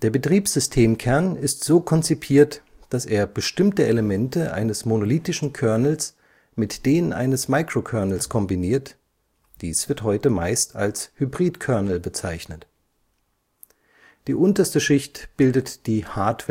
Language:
German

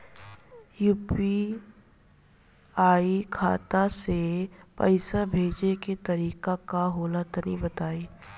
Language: Bhojpuri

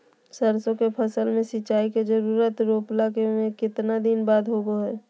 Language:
Magahi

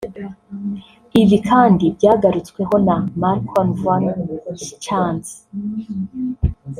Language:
Kinyarwanda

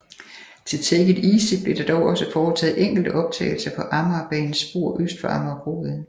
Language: Danish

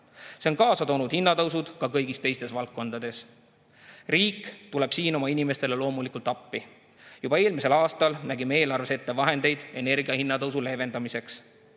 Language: Estonian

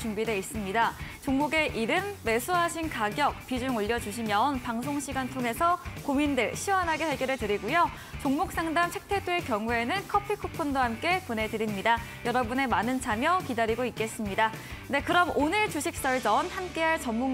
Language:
Korean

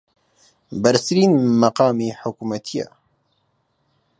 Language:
Central Kurdish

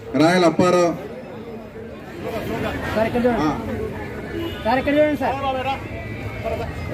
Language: Telugu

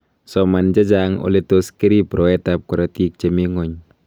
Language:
Kalenjin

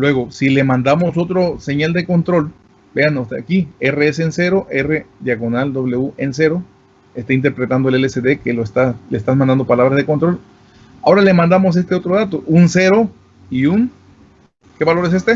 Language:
Spanish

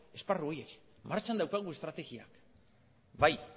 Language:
Basque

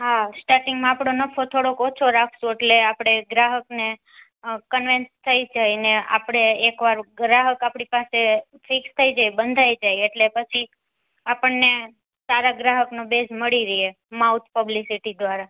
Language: Gujarati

